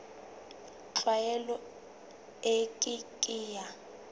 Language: Southern Sotho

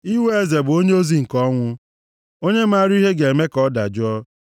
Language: Igbo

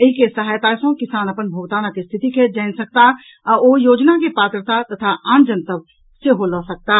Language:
Maithili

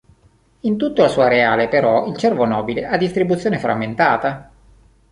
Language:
Italian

